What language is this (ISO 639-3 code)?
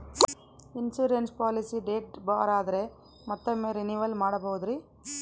kan